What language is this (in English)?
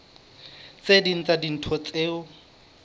Southern Sotho